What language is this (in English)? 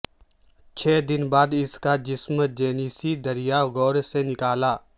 Urdu